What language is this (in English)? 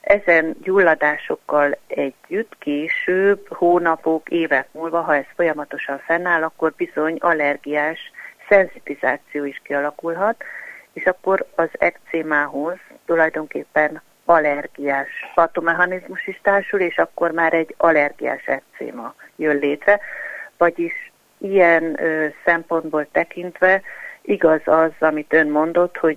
Hungarian